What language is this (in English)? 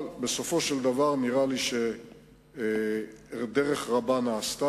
Hebrew